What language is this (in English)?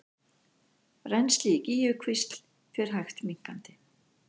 Icelandic